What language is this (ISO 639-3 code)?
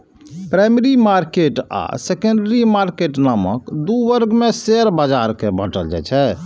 mai